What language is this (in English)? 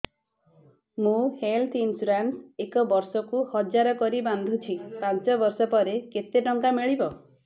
Odia